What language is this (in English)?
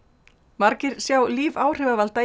Icelandic